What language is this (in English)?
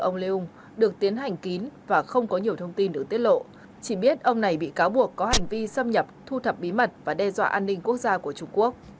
Vietnamese